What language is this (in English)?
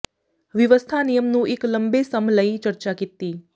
Punjabi